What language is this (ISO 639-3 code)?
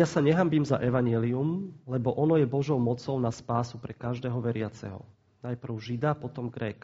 slk